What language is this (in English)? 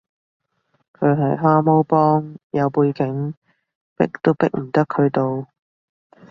Cantonese